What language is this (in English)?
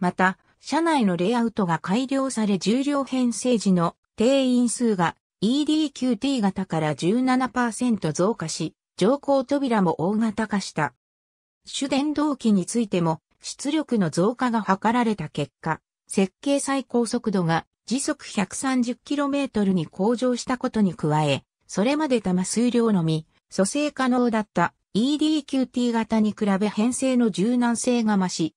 Japanese